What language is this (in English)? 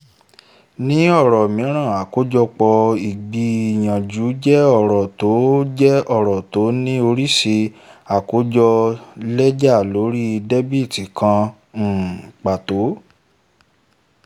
Yoruba